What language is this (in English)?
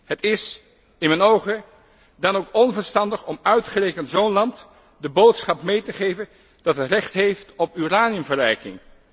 Dutch